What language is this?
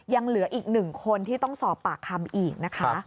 Thai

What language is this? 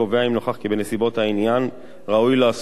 Hebrew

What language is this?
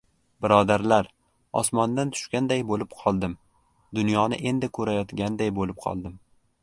Uzbek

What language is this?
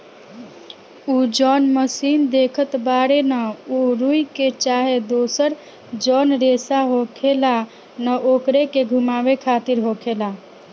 Bhojpuri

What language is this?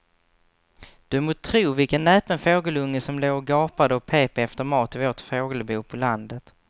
Swedish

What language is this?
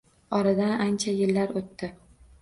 Uzbek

